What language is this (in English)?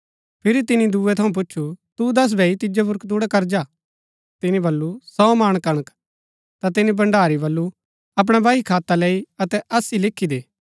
Gaddi